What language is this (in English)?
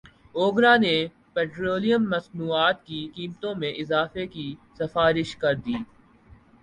Urdu